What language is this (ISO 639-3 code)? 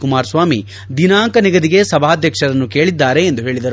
kan